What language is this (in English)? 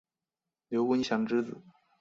Chinese